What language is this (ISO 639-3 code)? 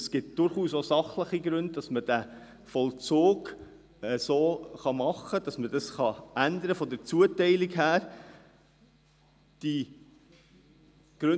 gsw